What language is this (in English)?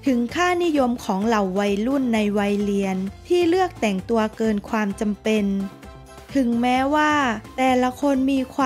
Thai